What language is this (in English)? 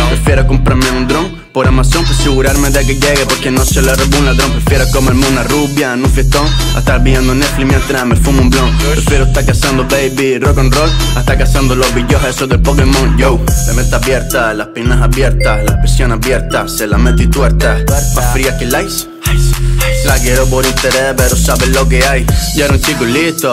Japanese